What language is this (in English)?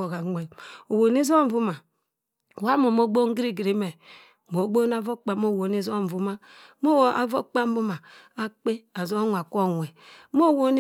Cross River Mbembe